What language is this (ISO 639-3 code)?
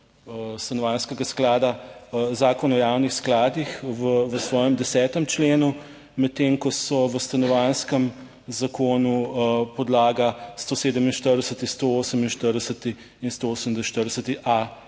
slv